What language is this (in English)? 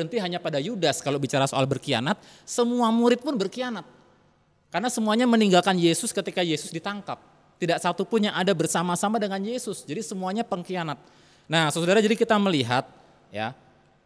Indonesian